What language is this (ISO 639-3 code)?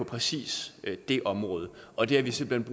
dan